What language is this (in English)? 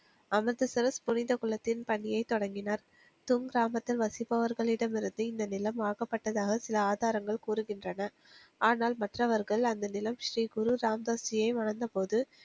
Tamil